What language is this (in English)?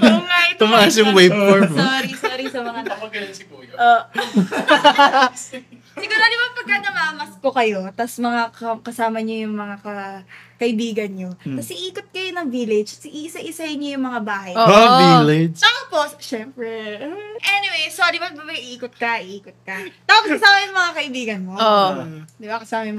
Filipino